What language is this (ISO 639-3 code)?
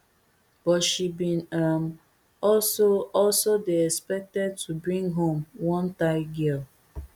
pcm